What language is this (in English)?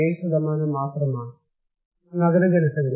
Malayalam